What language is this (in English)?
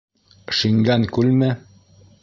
Bashkir